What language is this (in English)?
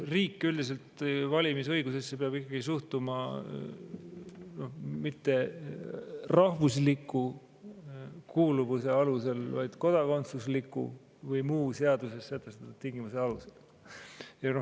Estonian